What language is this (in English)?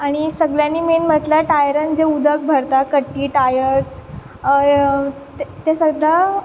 Konkani